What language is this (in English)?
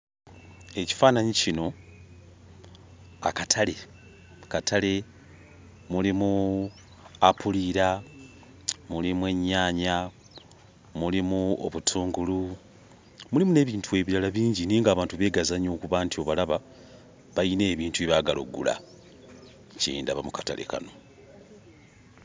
Ganda